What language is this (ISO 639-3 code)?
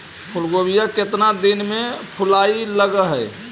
mag